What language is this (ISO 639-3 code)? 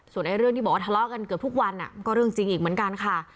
tha